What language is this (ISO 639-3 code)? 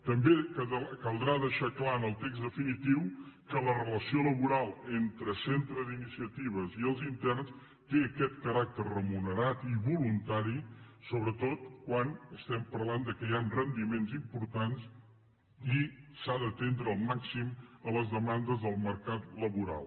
cat